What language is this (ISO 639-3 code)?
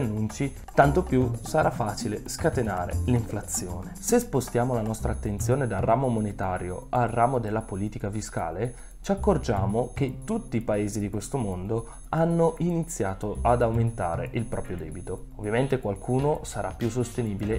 ita